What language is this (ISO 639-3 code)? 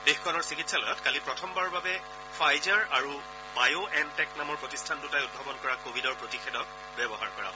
asm